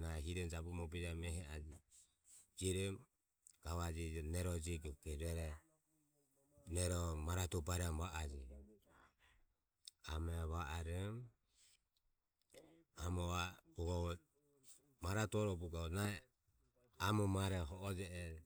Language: Ömie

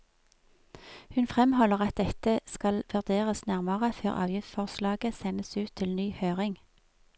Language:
Norwegian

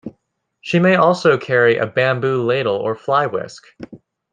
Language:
English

